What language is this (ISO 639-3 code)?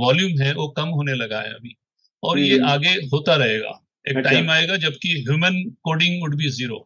hin